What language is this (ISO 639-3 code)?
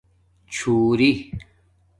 dmk